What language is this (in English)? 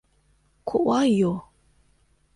Japanese